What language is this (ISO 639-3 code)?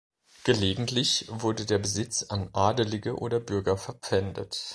deu